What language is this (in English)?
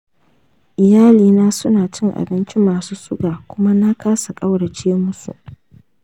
Hausa